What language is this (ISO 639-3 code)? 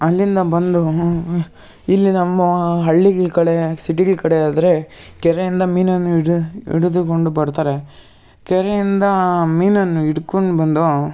kan